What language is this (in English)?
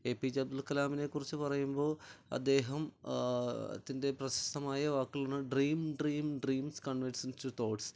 Malayalam